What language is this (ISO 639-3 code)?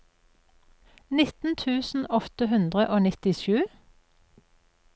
nor